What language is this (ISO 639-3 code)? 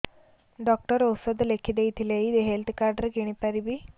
ori